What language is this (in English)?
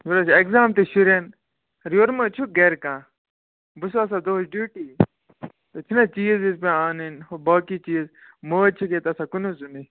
Kashmiri